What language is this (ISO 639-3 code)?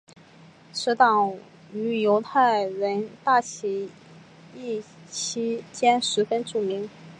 zho